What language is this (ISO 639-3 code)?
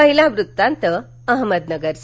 mar